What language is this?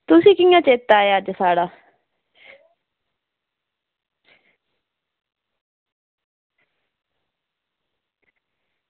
Dogri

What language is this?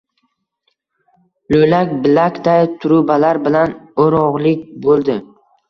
Uzbek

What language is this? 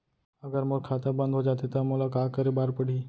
Chhattisgarhi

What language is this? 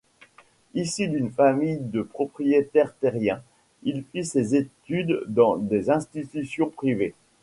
French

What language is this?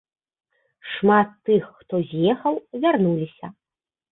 Belarusian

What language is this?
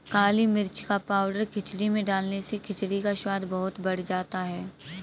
Hindi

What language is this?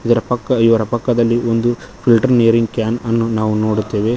Kannada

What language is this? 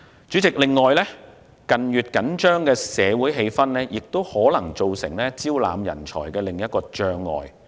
Cantonese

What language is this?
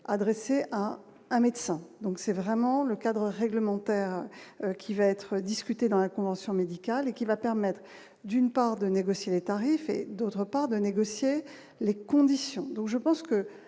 French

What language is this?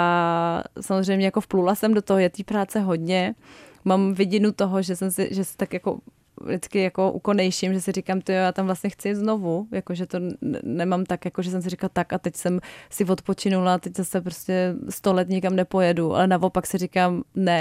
Czech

